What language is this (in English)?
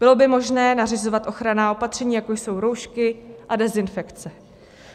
Czech